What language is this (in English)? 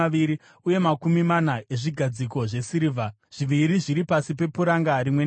Shona